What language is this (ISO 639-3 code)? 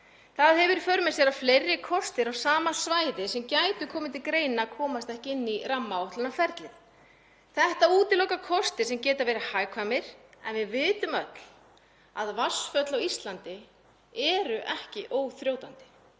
isl